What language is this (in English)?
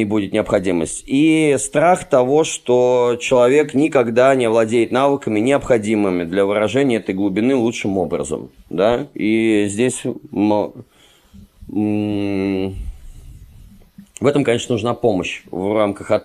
Russian